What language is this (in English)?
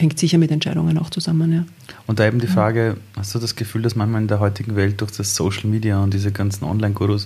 German